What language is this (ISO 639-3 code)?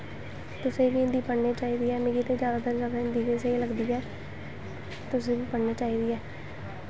doi